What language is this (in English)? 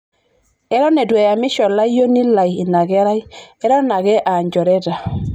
Masai